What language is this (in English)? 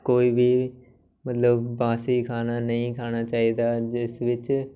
Punjabi